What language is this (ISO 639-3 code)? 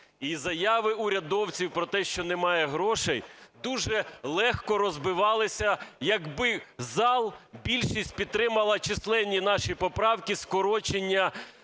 ukr